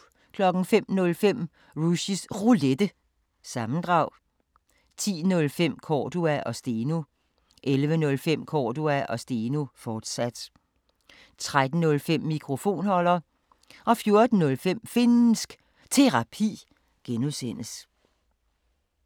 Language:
Danish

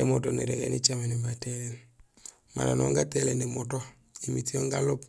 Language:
Gusilay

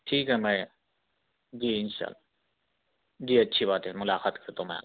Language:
Urdu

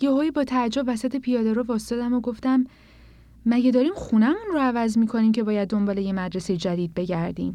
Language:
Persian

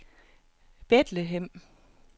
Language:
Danish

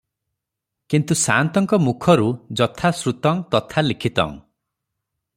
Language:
Odia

